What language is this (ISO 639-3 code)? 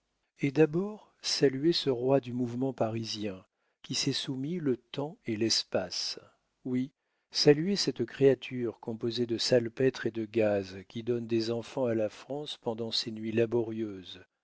fra